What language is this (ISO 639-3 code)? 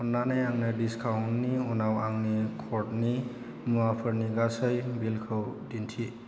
brx